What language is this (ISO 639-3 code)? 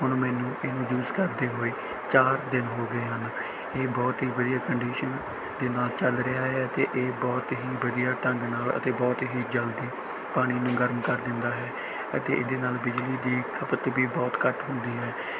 pan